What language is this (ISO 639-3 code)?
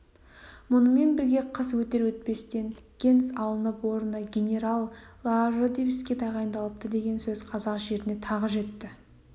kaz